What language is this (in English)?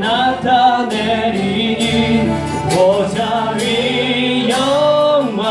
Korean